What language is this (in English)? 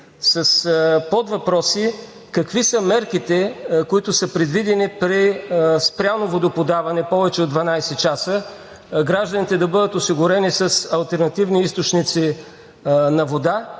Bulgarian